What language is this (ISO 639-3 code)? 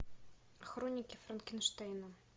rus